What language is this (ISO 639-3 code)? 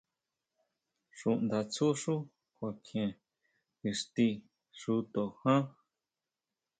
mau